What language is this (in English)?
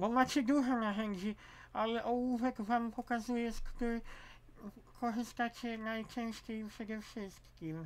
Polish